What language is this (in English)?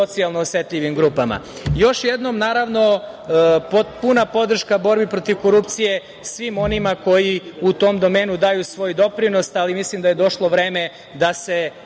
Serbian